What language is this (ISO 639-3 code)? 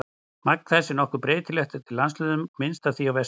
isl